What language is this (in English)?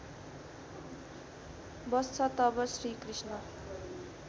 Nepali